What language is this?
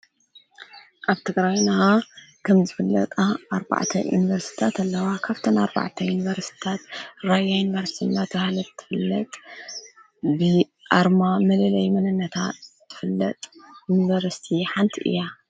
Tigrinya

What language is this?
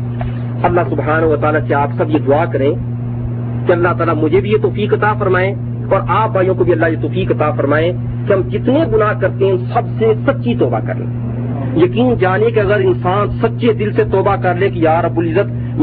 Urdu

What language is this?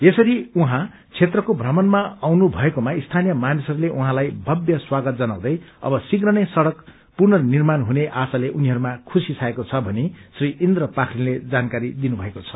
Nepali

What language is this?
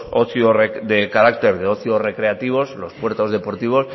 Spanish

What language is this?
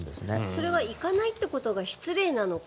Japanese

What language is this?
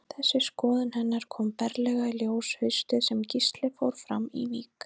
Icelandic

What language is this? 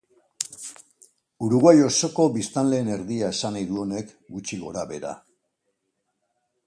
Basque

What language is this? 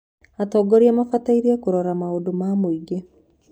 Kikuyu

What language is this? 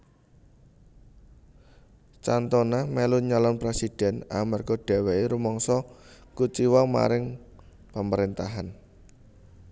Javanese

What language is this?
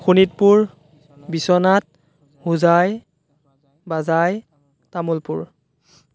Assamese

